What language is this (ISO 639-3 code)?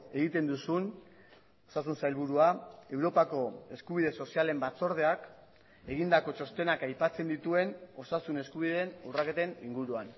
eus